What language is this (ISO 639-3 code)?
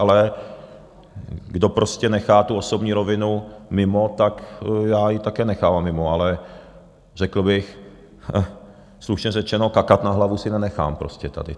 ces